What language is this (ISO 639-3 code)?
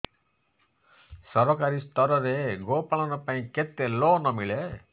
ori